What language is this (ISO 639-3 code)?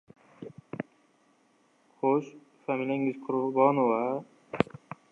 uzb